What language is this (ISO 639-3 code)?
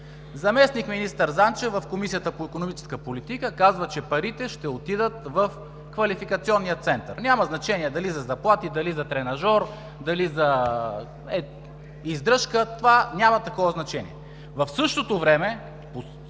bul